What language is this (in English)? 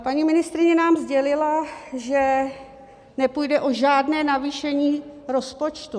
Czech